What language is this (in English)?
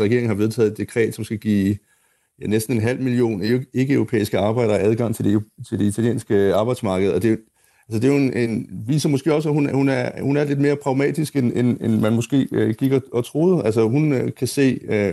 Danish